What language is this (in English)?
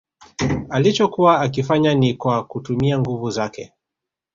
Swahili